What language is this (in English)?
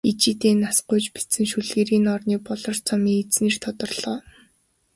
Mongolian